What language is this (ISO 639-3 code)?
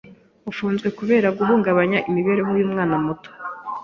kin